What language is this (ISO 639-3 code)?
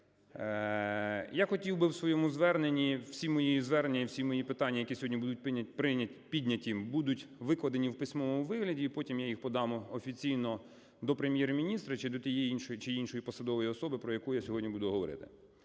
ukr